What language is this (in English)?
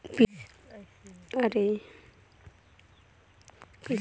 Chhattisgarhi